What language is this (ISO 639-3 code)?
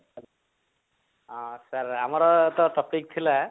ori